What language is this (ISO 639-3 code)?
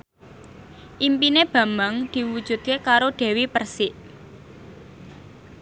jav